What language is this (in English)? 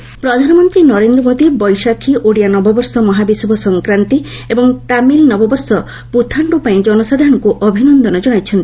Odia